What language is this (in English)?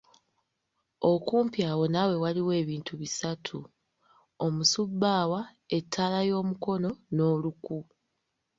Ganda